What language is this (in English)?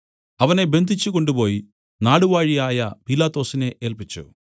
Malayalam